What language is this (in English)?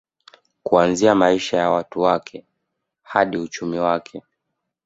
Swahili